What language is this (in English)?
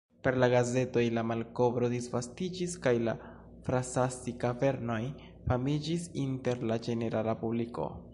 Esperanto